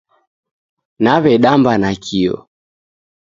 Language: Taita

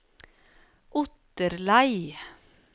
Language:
Norwegian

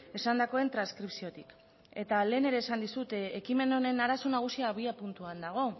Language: Basque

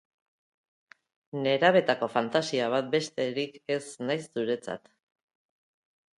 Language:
Basque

